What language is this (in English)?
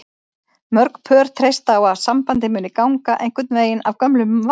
Icelandic